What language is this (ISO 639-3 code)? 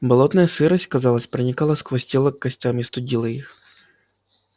rus